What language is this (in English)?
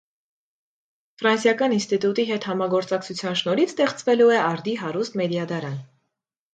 Armenian